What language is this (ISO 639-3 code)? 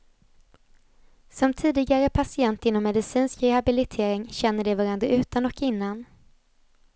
swe